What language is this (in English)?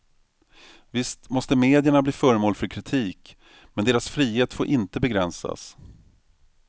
Swedish